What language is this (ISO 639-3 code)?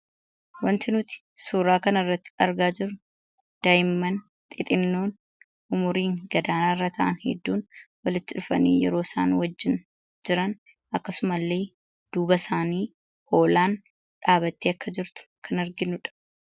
orm